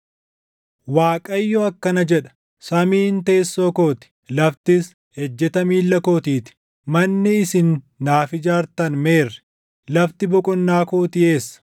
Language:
Oromo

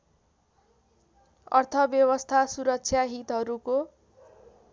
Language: Nepali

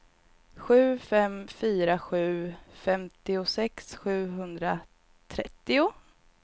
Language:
Swedish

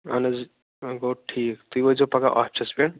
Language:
Kashmiri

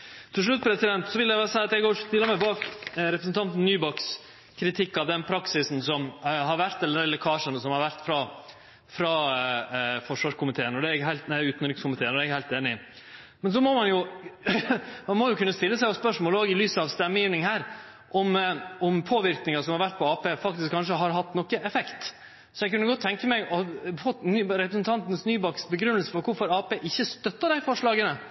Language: Norwegian Nynorsk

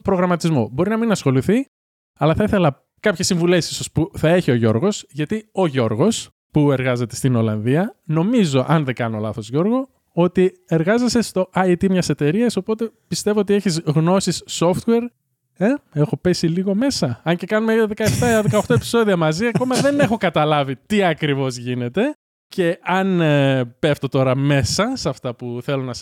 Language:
Greek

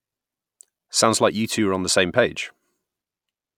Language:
English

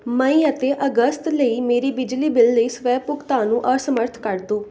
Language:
Punjabi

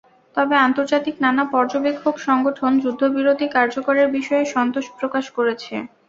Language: Bangla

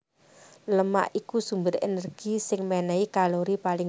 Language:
Javanese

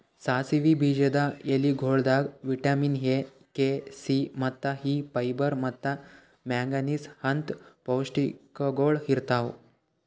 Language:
Kannada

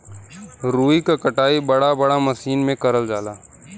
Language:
Bhojpuri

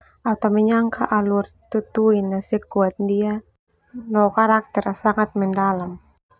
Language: Termanu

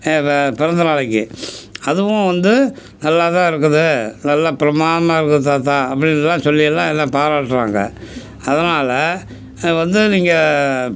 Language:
Tamil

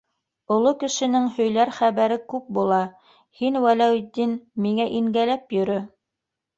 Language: Bashkir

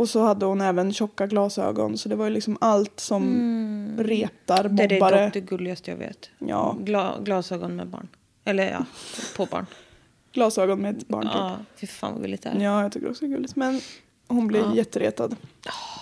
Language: Swedish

